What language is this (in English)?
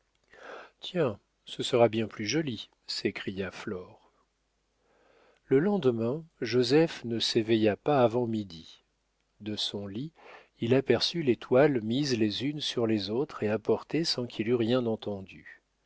French